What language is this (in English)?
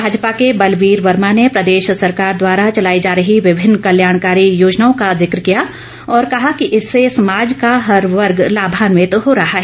Hindi